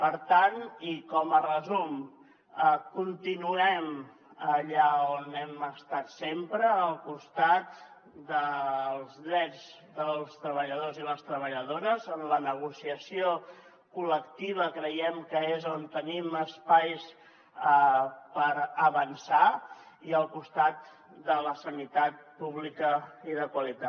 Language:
Catalan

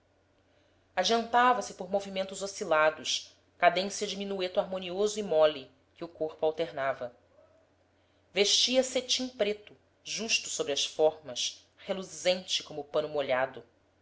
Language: Portuguese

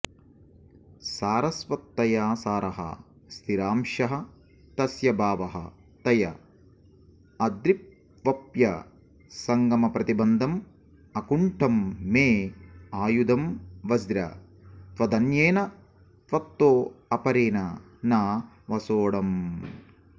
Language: Sanskrit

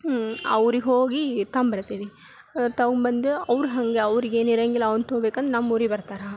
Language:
Kannada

